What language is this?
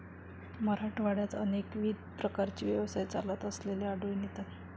Marathi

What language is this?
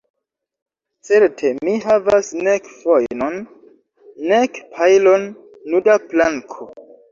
Esperanto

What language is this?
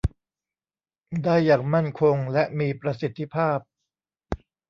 Thai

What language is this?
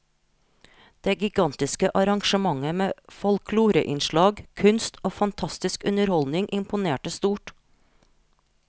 Norwegian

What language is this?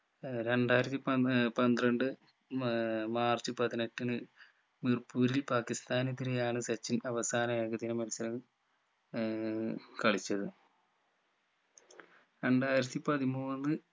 Malayalam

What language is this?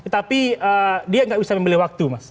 Indonesian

